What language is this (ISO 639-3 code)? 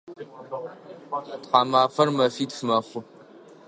ady